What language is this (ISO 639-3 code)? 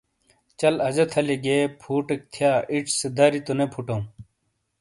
scl